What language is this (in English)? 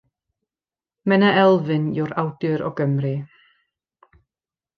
Welsh